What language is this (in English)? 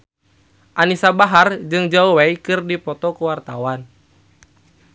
Sundanese